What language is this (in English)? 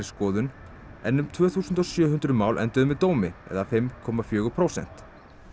Icelandic